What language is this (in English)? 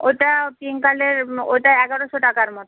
Bangla